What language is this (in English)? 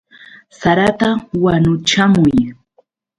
Yauyos Quechua